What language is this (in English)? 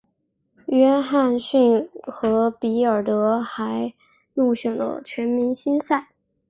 Chinese